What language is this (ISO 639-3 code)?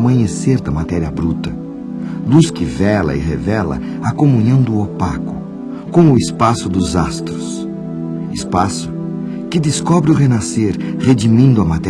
por